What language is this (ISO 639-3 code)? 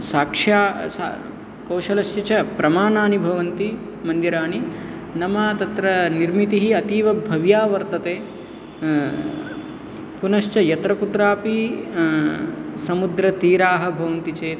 san